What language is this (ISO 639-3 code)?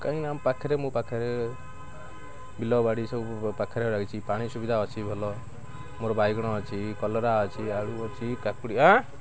ori